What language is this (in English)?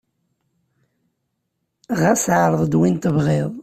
Kabyle